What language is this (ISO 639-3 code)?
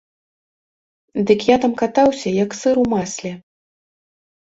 bel